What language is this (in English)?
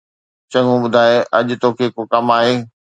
Sindhi